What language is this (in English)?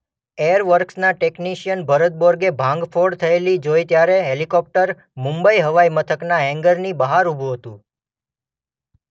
Gujarati